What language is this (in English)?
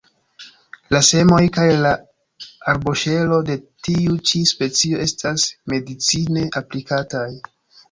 Esperanto